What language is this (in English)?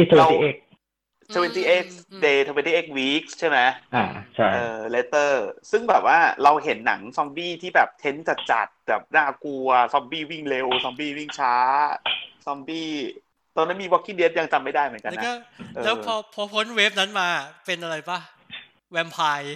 Thai